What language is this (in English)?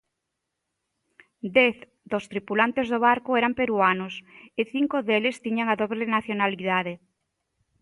Galician